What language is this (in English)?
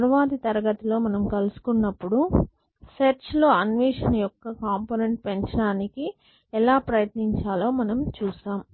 Telugu